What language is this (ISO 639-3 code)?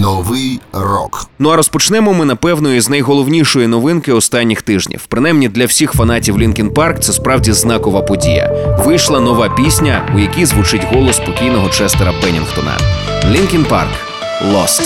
ukr